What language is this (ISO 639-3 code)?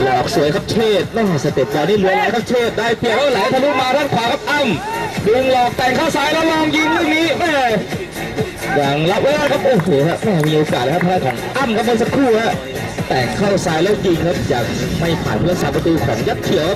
tha